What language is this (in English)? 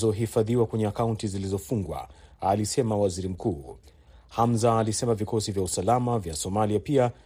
Swahili